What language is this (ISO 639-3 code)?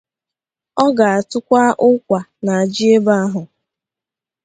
ibo